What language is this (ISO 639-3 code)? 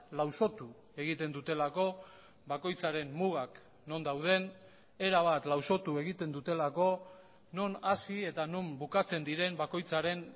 eus